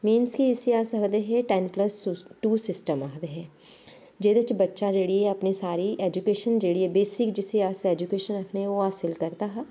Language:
Dogri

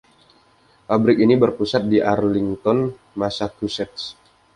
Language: Indonesian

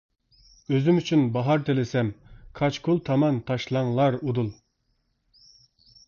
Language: Uyghur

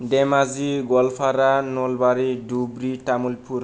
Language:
Bodo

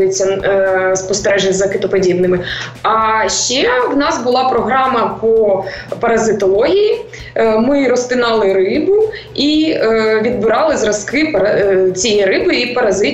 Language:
Ukrainian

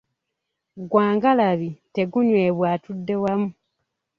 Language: Ganda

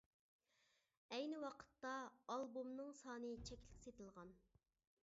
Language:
Uyghur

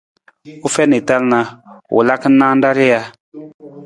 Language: Nawdm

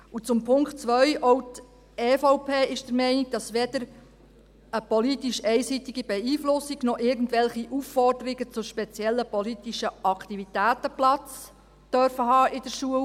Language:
Swiss German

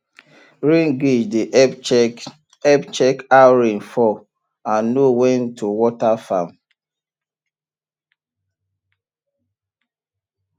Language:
Nigerian Pidgin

